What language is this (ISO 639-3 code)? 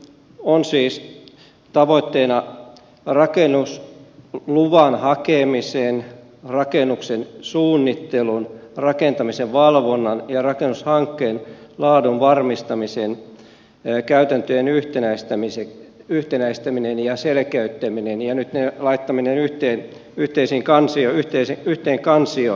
fin